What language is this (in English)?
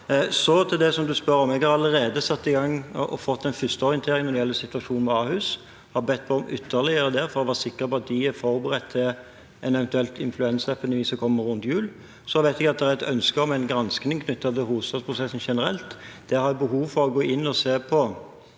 Norwegian